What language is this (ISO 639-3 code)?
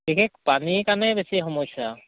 asm